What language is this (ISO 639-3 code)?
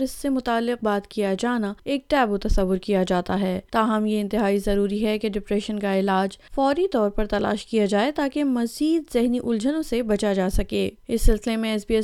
urd